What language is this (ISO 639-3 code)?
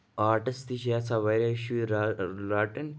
kas